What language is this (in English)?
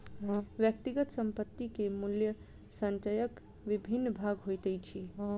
Maithili